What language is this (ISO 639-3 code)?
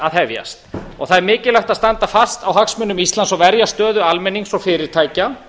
isl